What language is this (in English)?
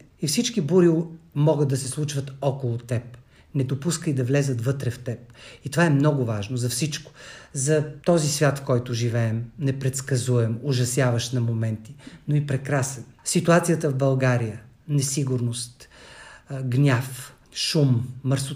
Bulgarian